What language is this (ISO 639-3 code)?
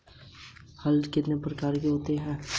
hin